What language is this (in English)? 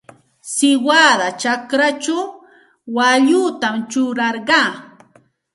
Santa Ana de Tusi Pasco Quechua